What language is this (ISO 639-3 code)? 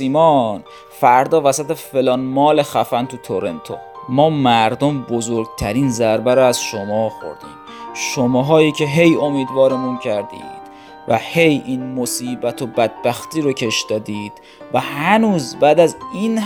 fas